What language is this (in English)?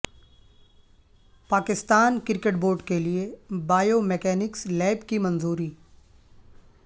Urdu